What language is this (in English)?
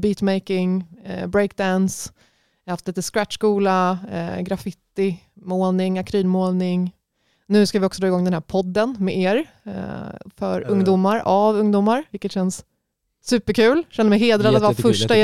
Swedish